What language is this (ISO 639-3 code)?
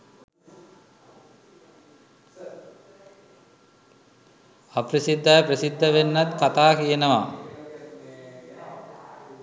sin